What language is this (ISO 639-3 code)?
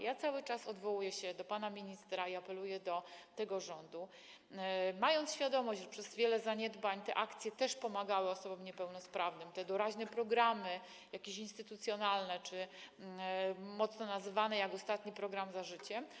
pol